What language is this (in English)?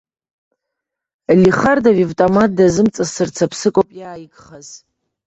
Abkhazian